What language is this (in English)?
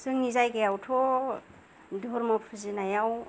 Bodo